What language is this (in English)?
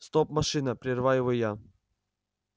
Russian